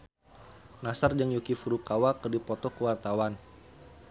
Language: Sundanese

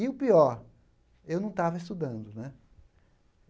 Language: Portuguese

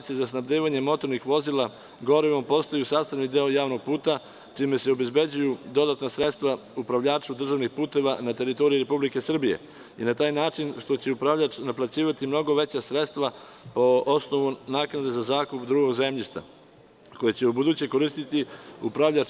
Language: Serbian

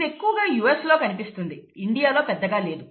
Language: Telugu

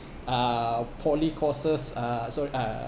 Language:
English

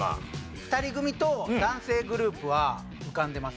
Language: Japanese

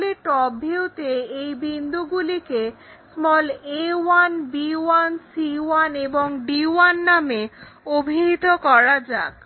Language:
Bangla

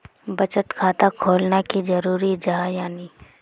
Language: Magahi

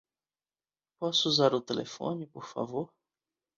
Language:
Portuguese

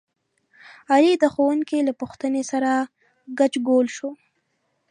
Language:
Pashto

